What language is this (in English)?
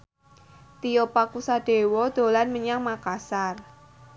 Javanese